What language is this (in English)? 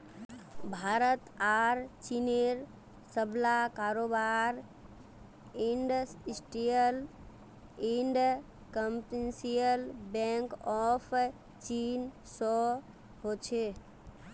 Magahi